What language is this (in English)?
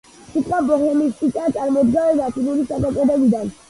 Georgian